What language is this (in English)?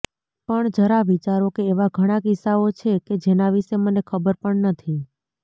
Gujarati